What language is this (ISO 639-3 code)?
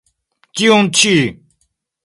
epo